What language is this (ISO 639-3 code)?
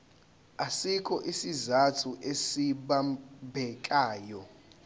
zul